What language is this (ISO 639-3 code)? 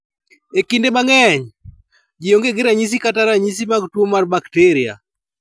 luo